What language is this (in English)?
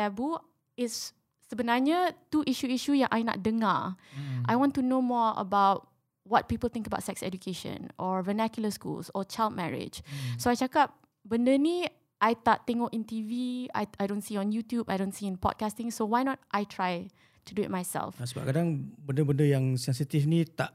Malay